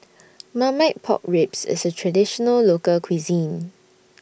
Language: English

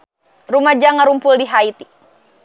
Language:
Sundanese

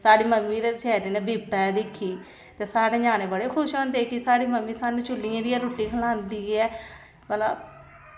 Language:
Dogri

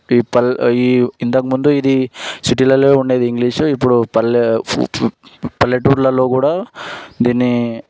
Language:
Telugu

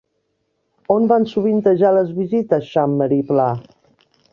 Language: Catalan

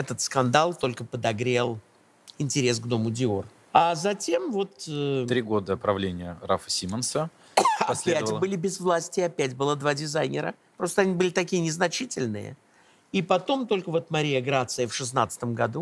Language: Russian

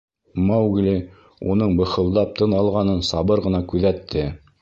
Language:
Bashkir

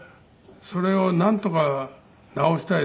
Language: Japanese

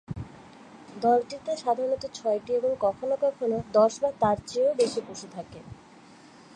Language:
Bangla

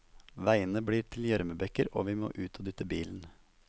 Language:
Norwegian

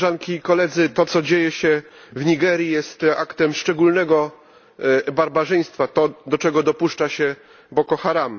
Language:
Polish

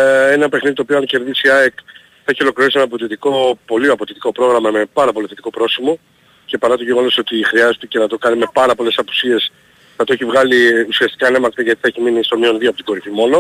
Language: Greek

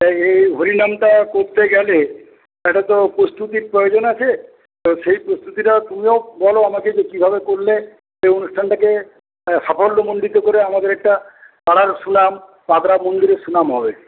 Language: Bangla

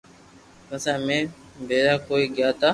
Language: Loarki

